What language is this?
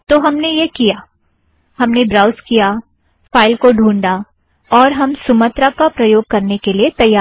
Hindi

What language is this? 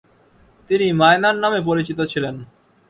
Bangla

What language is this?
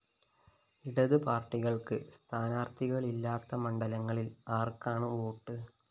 Malayalam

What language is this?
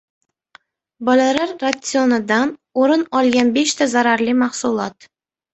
Uzbek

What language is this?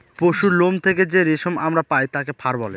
Bangla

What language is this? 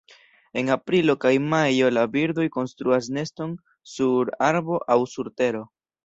Esperanto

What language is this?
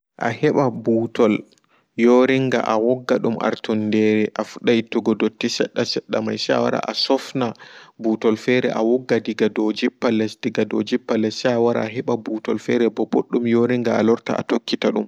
Fula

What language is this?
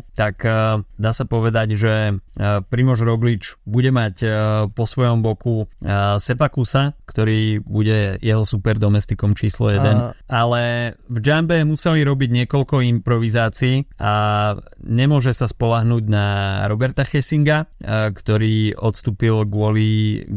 Slovak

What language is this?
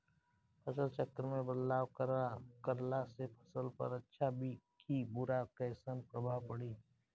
Bhojpuri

